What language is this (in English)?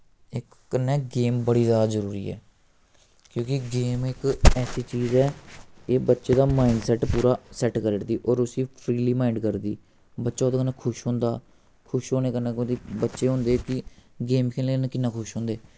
Dogri